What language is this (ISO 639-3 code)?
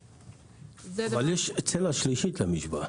heb